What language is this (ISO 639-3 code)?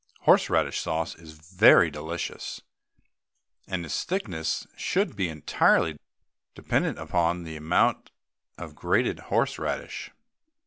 eng